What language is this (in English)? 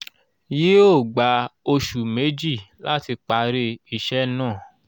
Yoruba